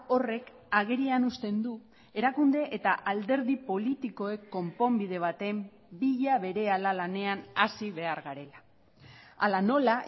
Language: Basque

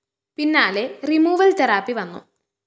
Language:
Malayalam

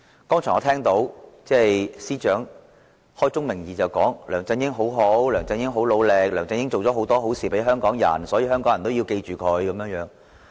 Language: Cantonese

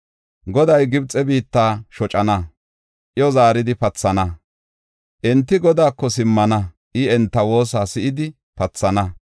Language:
Gofa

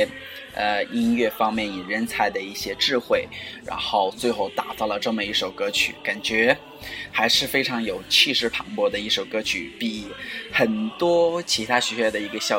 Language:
Chinese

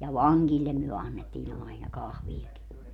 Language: Finnish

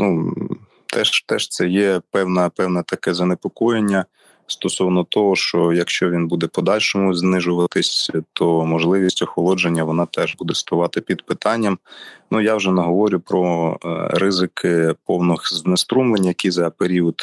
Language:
Ukrainian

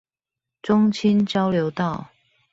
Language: Chinese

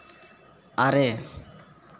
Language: Santali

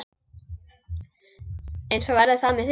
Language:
Icelandic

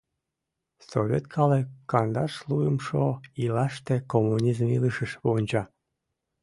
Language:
Mari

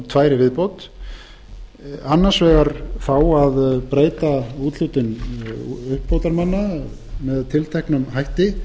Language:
Icelandic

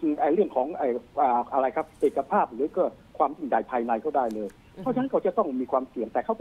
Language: Thai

